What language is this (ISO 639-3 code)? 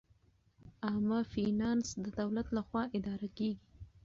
pus